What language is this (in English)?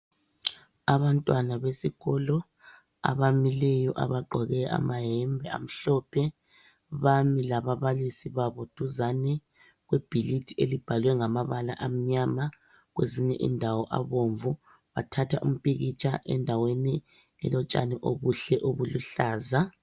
North Ndebele